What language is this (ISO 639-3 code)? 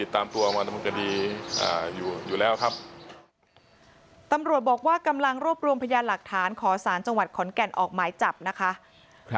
tha